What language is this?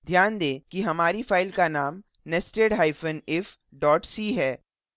Hindi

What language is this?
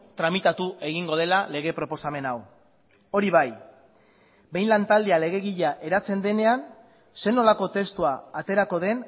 Basque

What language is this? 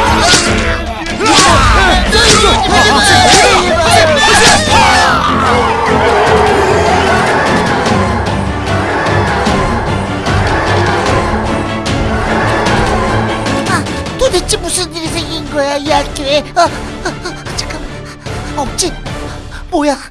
Korean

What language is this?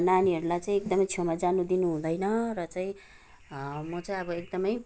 Nepali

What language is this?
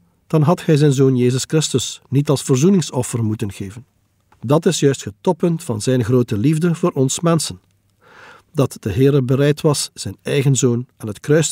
Dutch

